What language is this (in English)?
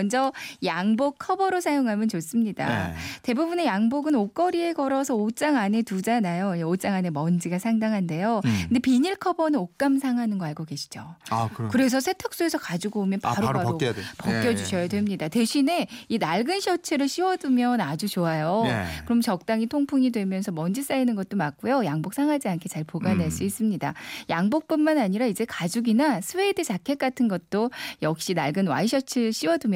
Korean